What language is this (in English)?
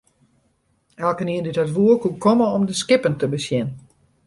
Western Frisian